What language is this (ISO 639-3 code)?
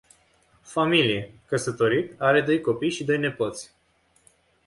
ron